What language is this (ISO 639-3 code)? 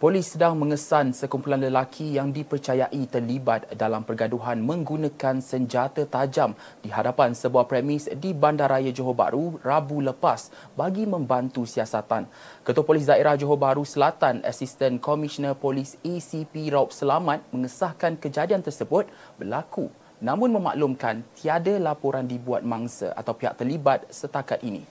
msa